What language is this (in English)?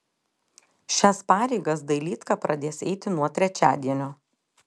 Lithuanian